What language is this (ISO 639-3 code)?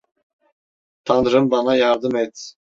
tur